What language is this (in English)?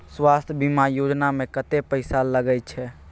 Maithili